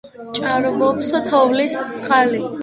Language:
Georgian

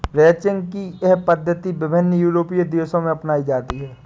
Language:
Hindi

